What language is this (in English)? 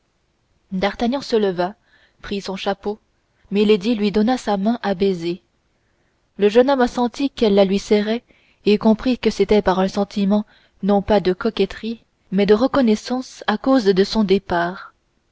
French